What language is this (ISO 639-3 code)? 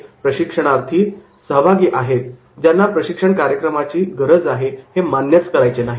mar